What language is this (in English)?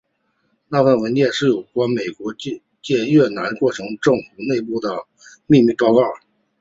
Chinese